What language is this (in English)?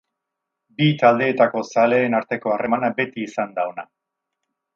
Basque